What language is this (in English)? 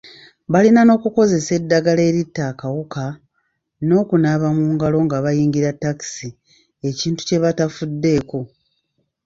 Ganda